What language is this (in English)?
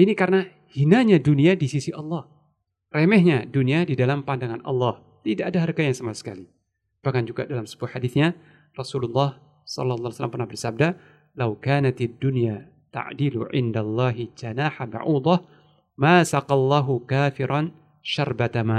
Indonesian